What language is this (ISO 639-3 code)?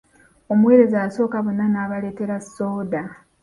lug